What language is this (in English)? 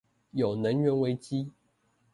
Chinese